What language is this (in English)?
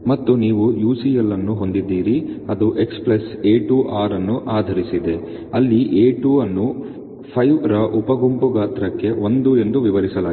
Kannada